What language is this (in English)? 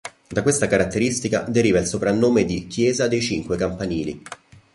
Italian